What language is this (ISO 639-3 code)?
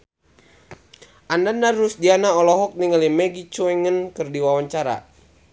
sun